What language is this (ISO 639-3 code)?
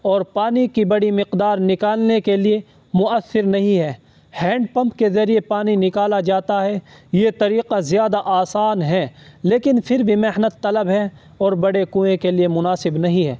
urd